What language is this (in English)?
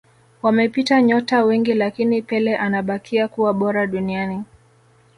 Swahili